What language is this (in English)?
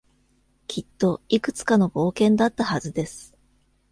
Japanese